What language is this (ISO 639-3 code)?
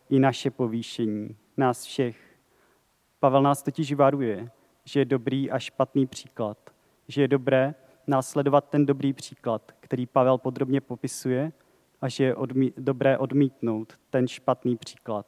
ces